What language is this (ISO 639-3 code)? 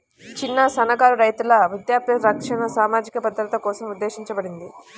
tel